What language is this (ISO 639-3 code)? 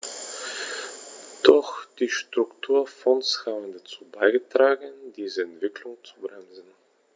deu